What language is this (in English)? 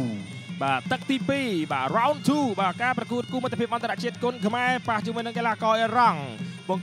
Thai